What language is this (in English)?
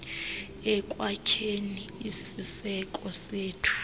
Xhosa